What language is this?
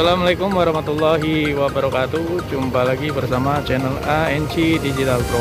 Indonesian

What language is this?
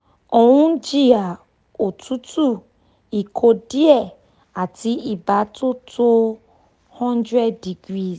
Yoruba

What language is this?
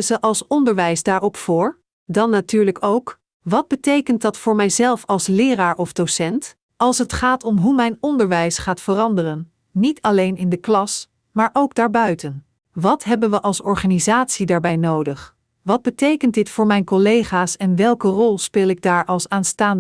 Dutch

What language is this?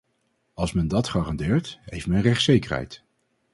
Dutch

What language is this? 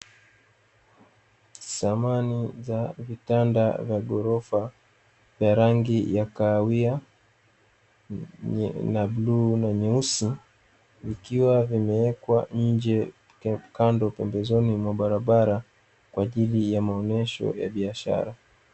Swahili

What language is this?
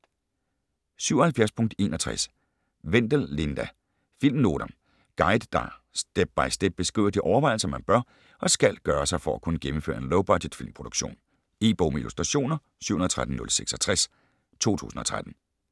Danish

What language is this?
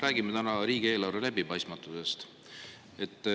Estonian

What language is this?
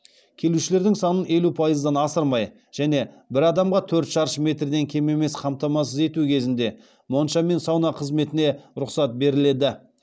Kazakh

